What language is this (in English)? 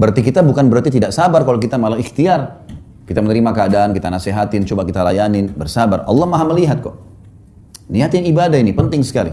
Indonesian